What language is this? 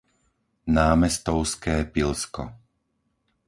Slovak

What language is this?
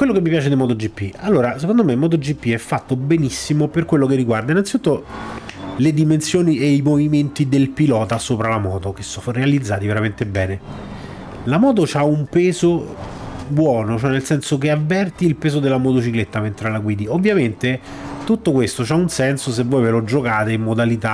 Italian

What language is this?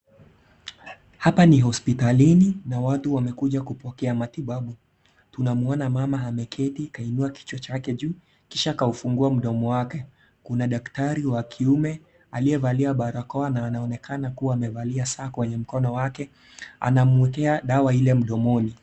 Swahili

